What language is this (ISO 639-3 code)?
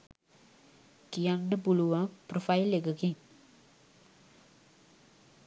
sin